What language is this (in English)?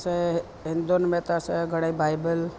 Sindhi